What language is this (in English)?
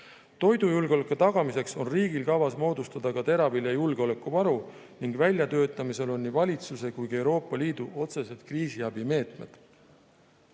Estonian